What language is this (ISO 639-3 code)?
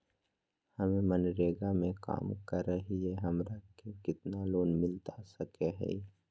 mag